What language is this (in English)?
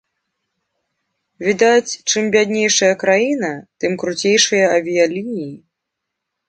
Belarusian